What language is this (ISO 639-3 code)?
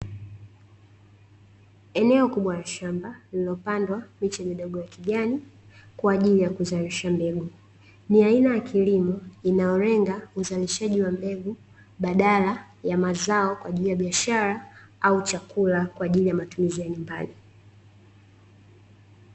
swa